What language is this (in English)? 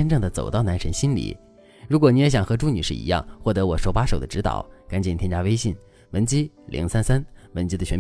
Chinese